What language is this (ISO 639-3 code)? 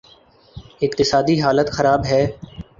urd